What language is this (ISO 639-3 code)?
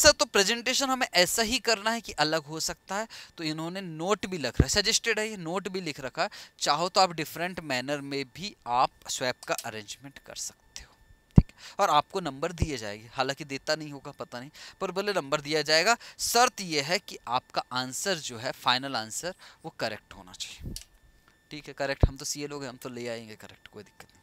hin